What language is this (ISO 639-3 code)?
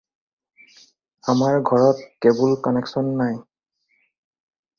asm